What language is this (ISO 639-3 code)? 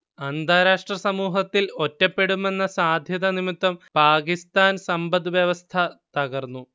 mal